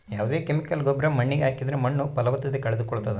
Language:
Kannada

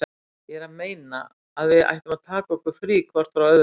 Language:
Icelandic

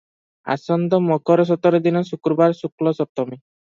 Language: Odia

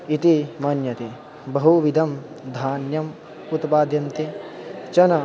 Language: Sanskrit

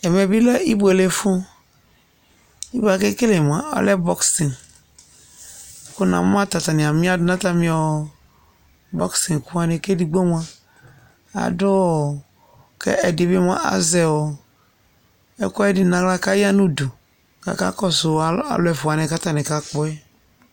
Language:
Ikposo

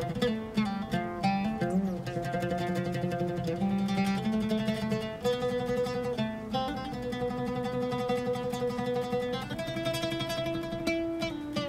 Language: Arabic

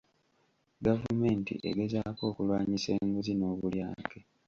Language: Ganda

